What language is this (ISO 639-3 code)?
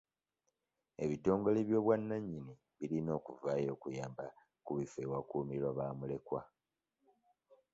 lug